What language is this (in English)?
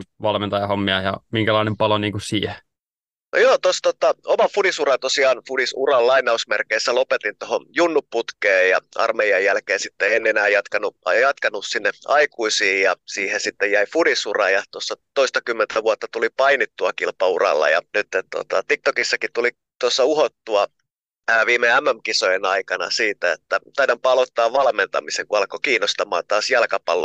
Finnish